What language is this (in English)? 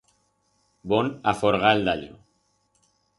Aragonese